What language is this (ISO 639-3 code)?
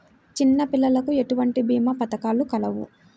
tel